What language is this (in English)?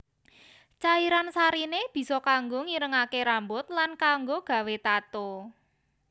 Javanese